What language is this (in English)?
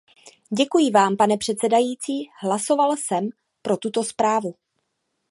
Czech